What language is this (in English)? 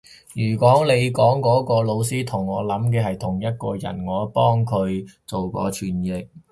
Cantonese